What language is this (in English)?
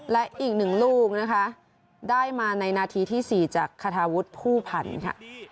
Thai